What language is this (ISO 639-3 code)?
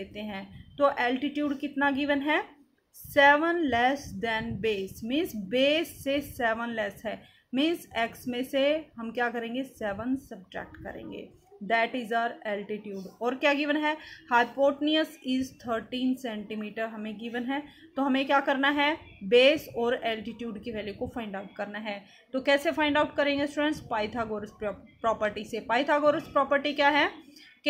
hin